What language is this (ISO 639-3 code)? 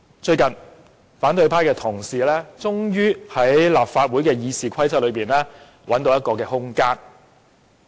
yue